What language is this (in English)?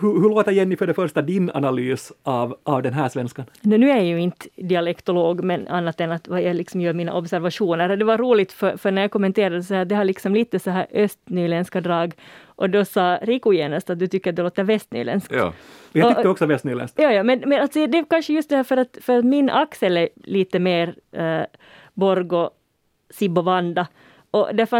Swedish